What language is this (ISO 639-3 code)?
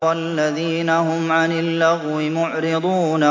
ara